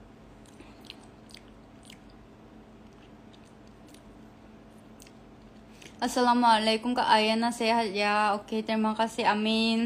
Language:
Indonesian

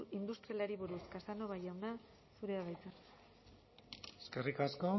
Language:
Basque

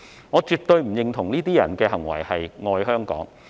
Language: Cantonese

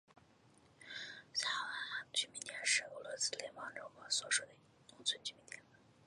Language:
Chinese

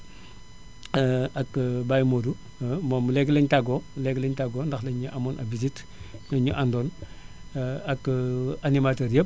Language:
Wolof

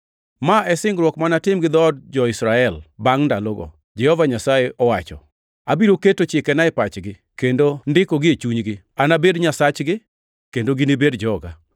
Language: Luo (Kenya and Tanzania)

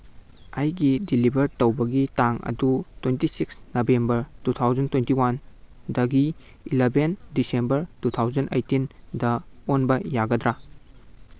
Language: Manipuri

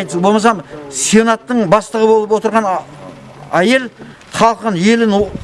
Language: Kazakh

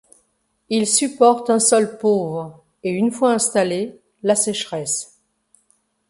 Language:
French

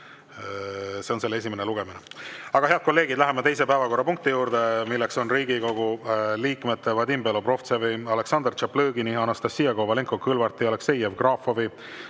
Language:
Estonian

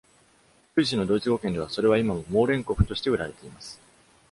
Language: Japanese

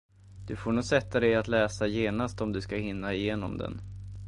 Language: Swedish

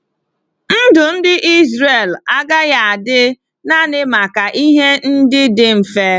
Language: Igbo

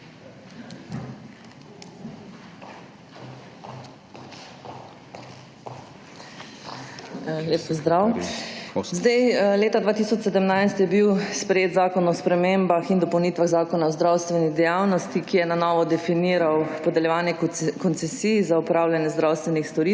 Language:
Slovenian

